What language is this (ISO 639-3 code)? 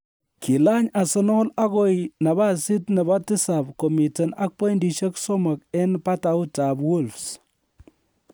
kln